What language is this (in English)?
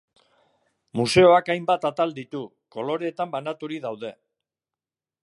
Basque